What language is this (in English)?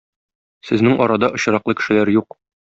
Tatar